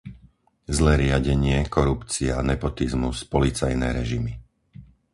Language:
Slovak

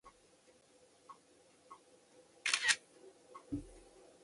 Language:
Chinese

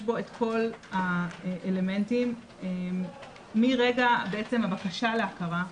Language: Hebrew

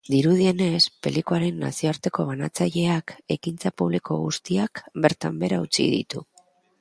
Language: Basque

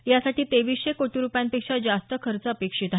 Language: Marathi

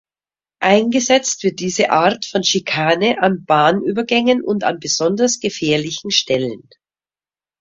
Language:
German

